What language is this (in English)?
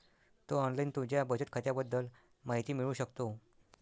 Marathi